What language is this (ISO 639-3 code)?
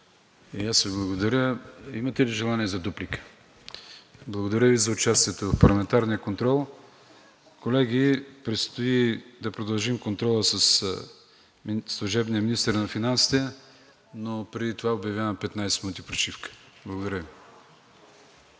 bul